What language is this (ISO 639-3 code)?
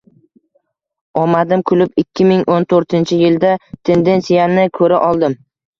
uzb